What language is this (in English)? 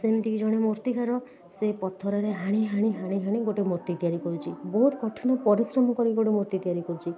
Odia